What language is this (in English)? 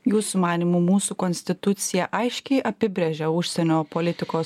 Lithuanian